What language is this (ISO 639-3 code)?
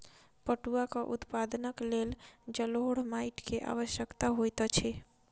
mai